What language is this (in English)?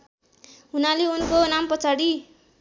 Nepali